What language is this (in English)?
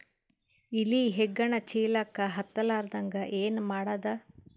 Kannada